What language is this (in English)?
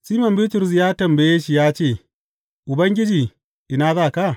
Hausa